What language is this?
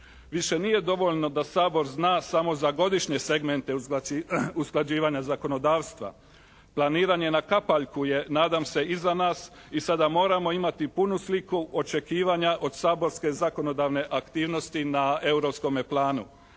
Croatian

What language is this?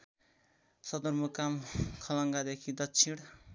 Nepali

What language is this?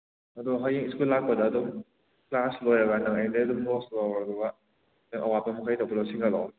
Manipuri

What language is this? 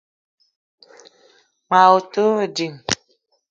Eton (Cameroon)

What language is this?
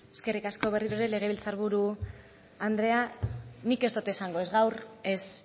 Basque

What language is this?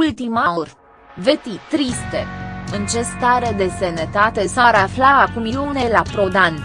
Romanian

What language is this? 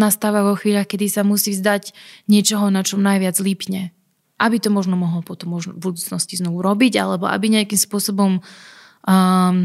Slovak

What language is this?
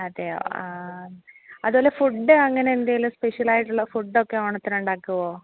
Malayalam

